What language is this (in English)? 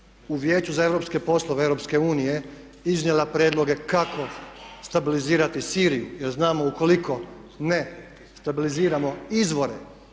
Croatian